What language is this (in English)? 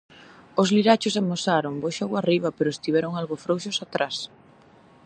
Galician